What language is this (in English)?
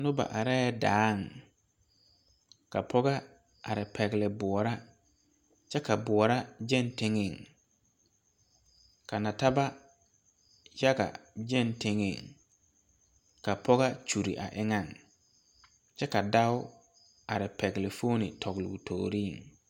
Southern Dagaare